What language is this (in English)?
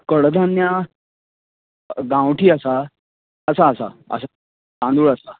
Konkani